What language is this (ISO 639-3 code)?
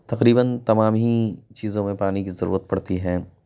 urd